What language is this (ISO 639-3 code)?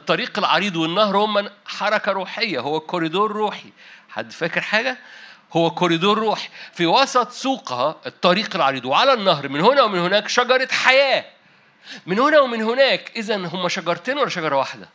ara